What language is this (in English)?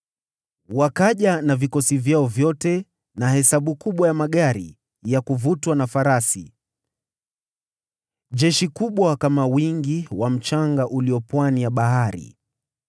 Swahili